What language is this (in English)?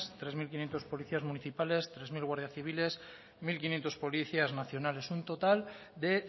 Spanish